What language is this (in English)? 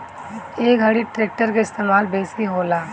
Bhojpuri